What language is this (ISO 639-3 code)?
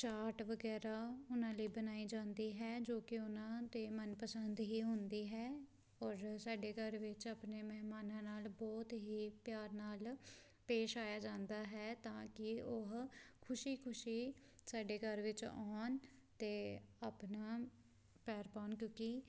pan